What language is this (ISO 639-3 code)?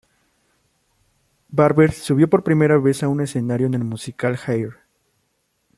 spa